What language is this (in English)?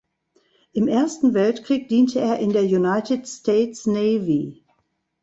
German